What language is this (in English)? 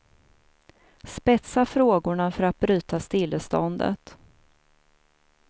Swedish